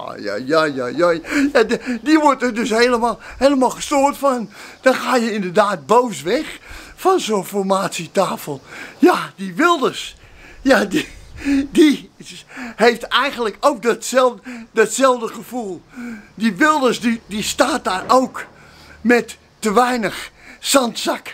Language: Dutch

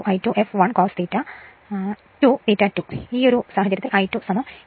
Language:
Malayalam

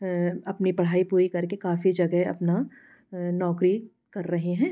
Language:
Hindi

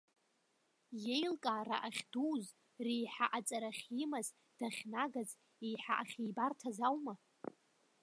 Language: Abkhazian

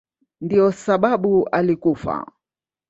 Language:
Swahili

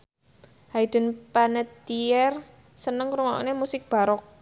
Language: Javanese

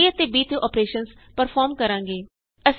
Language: Punjabi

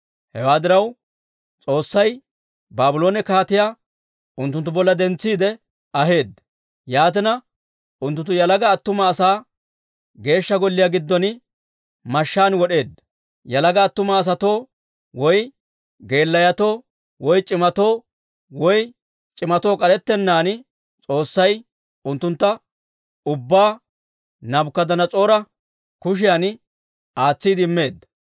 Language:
Dawro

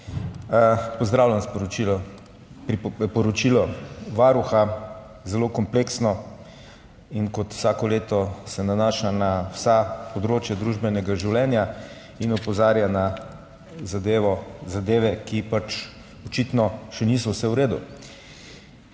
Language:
Slovenian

